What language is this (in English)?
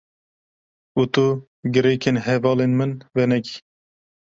Kurdish